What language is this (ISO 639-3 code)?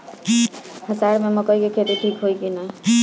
bho